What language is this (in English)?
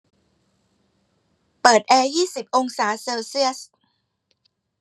Thai